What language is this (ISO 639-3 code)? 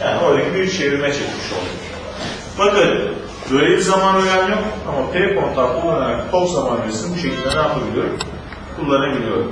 tur